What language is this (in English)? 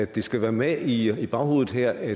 Danish